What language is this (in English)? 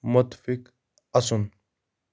Kashmiri